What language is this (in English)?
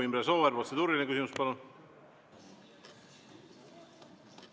Estonian